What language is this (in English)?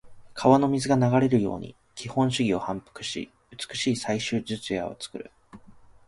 Japanese